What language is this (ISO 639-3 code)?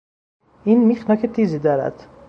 fas